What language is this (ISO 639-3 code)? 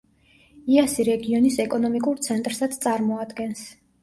kat